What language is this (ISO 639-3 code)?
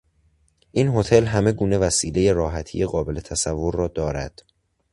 fas